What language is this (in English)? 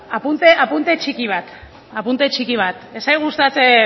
Basque